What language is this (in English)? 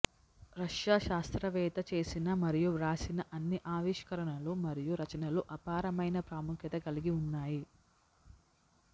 Telugu